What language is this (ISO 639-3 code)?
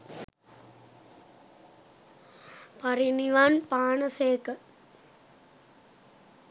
sin